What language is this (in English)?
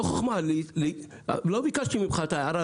Hebrew